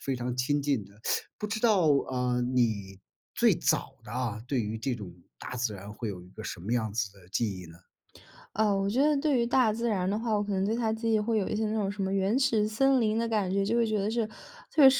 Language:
Chinese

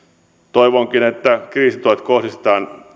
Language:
Finnish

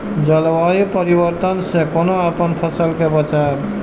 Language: Maithili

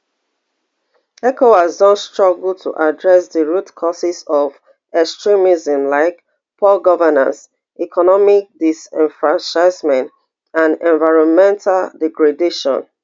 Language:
Nigerian Pidgin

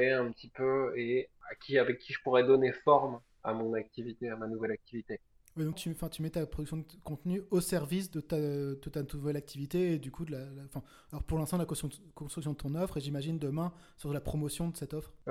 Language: French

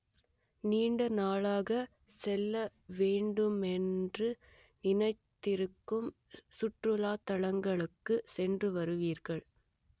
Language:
Tamil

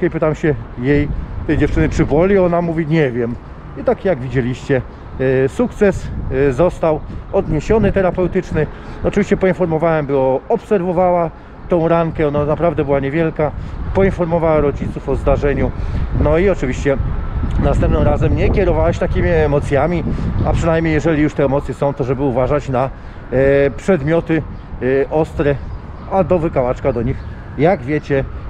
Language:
Polish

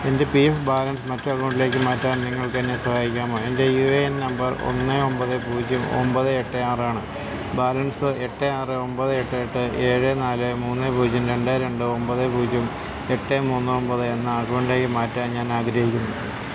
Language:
Malayalam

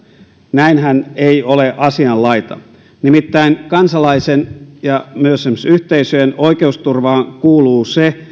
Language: Finnish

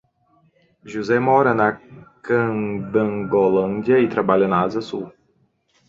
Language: Portuguese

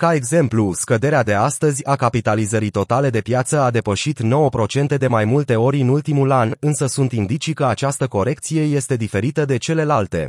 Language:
Romanian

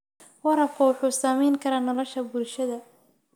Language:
Somali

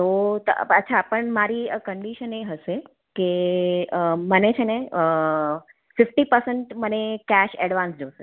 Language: Gujarati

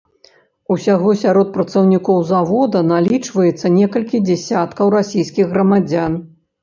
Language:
Belarusian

